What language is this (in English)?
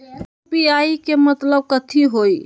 Magahi